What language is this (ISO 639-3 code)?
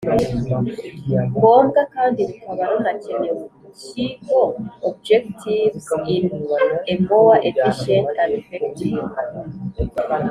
kin